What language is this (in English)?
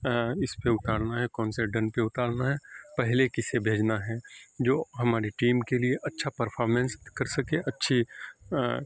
Urdu